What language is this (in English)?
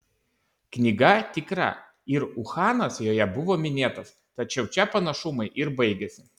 Lithuanian